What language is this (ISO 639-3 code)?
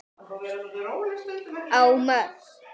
isl